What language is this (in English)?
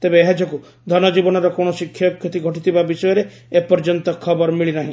Odia